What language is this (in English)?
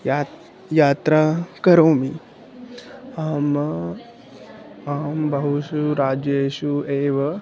Sanskrit